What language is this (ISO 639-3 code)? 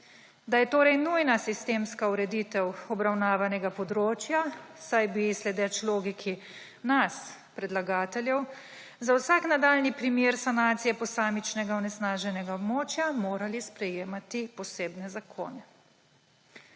slv